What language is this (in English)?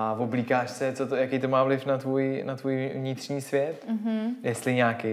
Czech